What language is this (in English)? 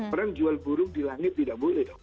Indonesian